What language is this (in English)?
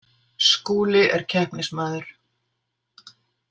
Icelandic